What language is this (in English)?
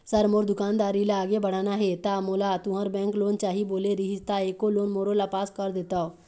Chhattisgarhi